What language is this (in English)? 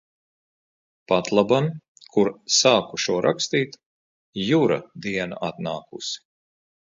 Latvian